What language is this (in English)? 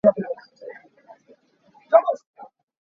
Hakha Chin